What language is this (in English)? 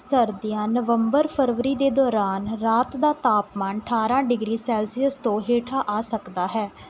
Punjabi